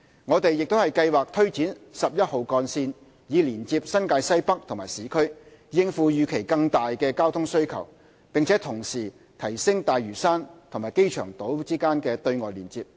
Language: Cantonese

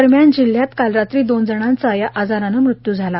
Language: Marathi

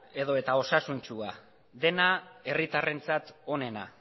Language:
Basque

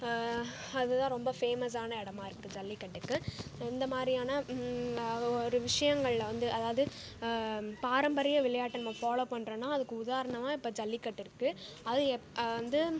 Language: Tamil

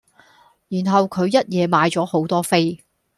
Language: Cantonese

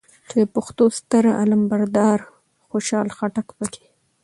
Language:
Pashto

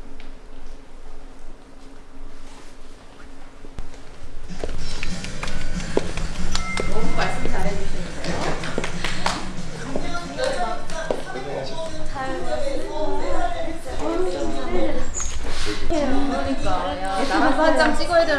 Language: Korean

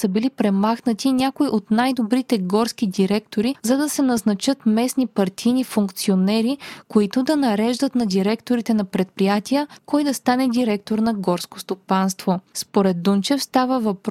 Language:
Bulgarian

